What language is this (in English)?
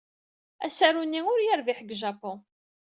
Kabyle